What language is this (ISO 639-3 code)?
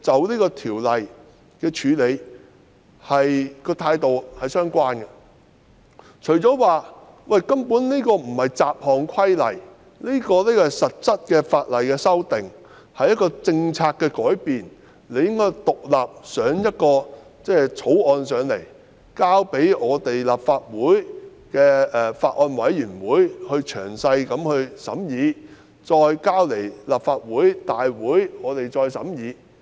yue